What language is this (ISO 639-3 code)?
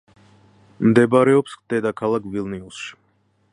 kat